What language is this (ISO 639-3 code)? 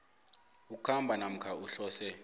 nbl